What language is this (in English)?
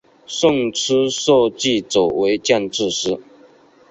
Chinese